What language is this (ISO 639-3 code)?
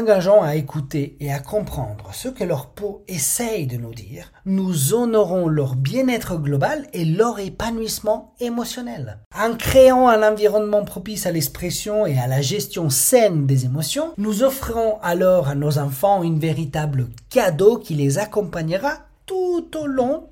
fra